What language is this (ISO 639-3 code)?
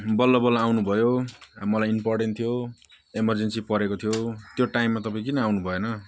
nep